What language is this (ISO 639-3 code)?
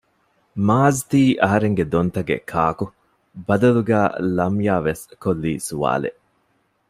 div